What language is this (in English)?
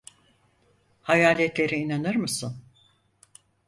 Turkish